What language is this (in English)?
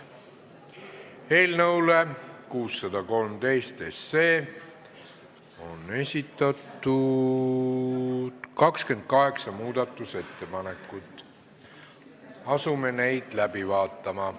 Estonian